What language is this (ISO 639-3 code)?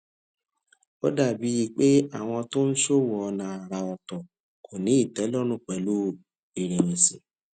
yor